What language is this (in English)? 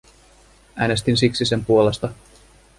Finnish